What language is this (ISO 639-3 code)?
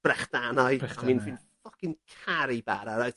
cym